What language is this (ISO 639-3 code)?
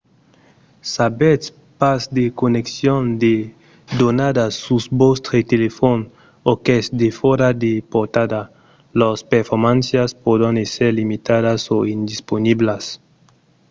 oci